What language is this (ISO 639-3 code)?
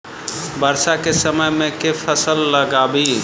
mai